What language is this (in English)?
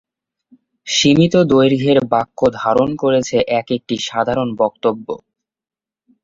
Bangla